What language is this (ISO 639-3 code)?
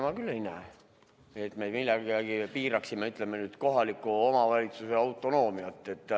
est